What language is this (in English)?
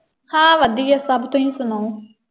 Punjabi